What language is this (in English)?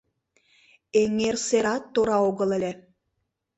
Mari